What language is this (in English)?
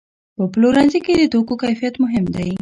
Pashto